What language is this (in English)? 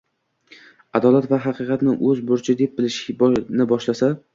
Uzbek